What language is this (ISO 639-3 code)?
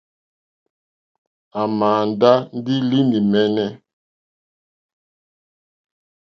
bri